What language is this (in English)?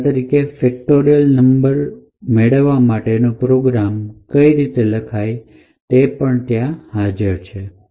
Gujarati